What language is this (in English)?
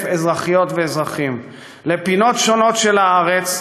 Hebrew